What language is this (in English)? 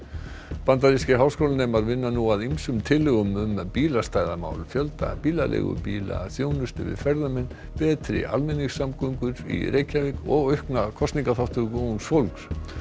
Icelandic